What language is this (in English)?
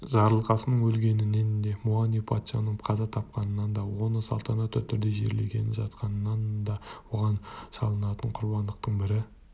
Kazakh